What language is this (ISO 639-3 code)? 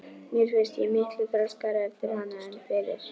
isl